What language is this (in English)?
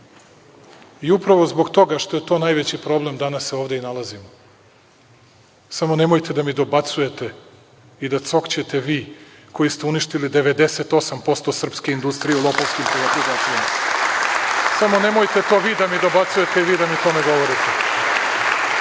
Serbian